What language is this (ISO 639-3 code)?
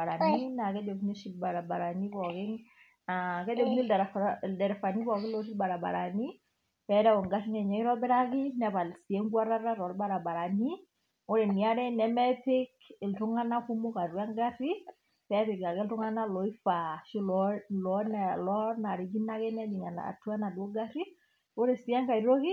mas